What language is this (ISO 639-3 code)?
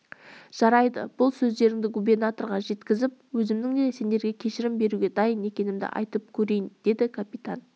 kaz